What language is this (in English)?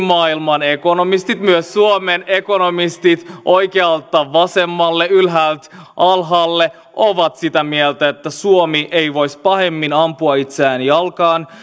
Finnish